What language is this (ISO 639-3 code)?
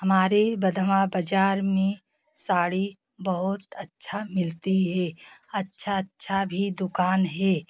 hin